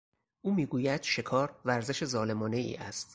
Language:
Persian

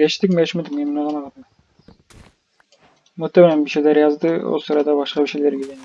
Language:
Turkish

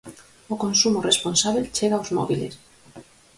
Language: Galician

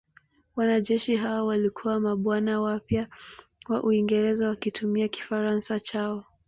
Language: Swahili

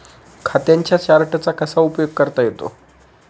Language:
Marathi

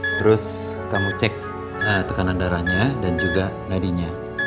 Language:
Indonesian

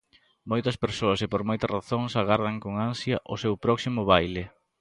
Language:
Galician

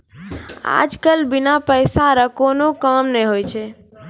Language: Maithili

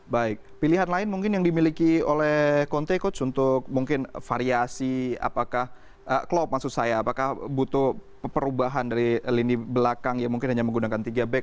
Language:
Indonesian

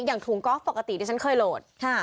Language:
Thai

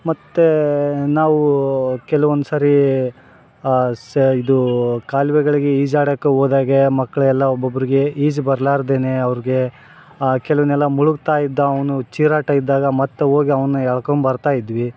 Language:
Kannada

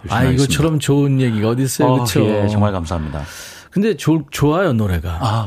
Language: Korean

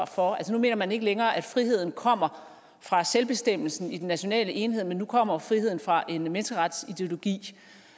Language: Danish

